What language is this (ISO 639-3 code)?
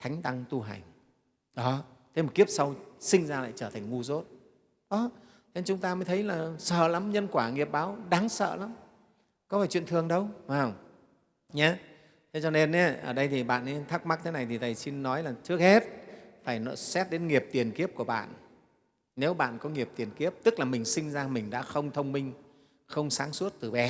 vie